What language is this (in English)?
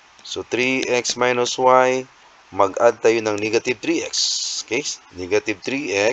Filipino